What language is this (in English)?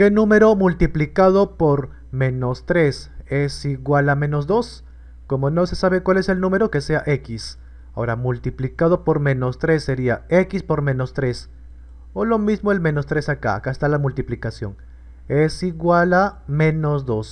Spanish